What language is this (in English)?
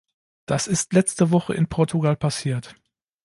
German